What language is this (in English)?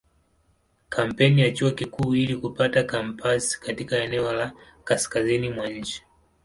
Swahili